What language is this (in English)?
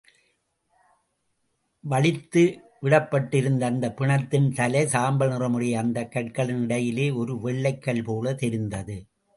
Tamil